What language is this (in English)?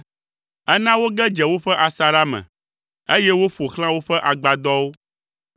Ewe